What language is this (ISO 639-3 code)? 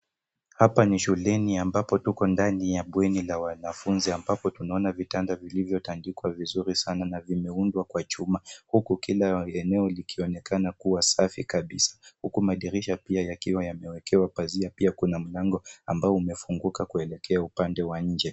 swa